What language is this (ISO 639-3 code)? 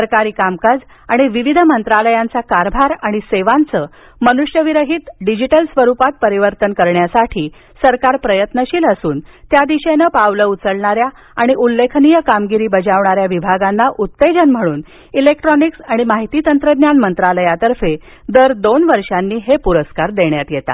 mar